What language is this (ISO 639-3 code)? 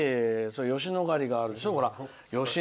jpn